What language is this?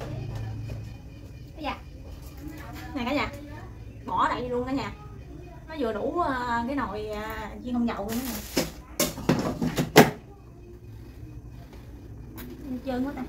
Vietnamese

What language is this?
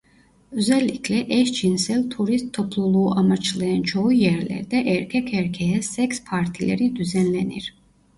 Turkish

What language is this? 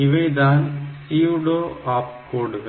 Tamil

